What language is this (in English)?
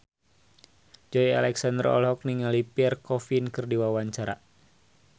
Sundanese